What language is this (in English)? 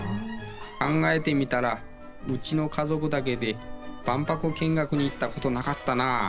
Japanese